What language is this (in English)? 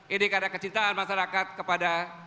Indonesian